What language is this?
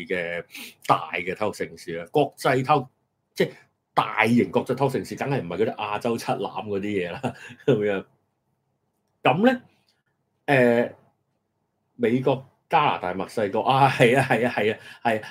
Chinese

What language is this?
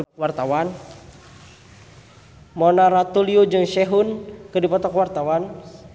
Sundanese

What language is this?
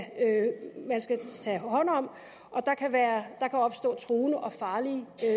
Danish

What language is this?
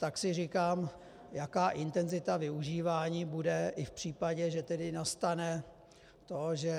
Czech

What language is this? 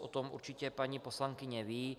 Czech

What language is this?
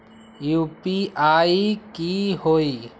Magahi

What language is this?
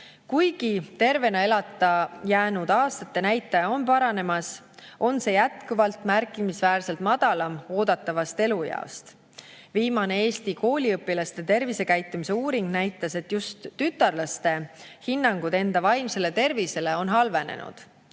Estonian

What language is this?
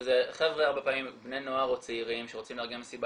Hebrew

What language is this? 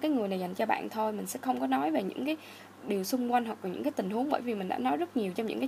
Vietnamese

